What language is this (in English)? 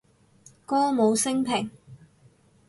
Cantonese